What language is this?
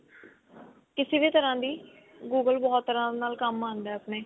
Punjabi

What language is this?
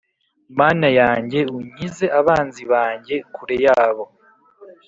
Kinyarwanda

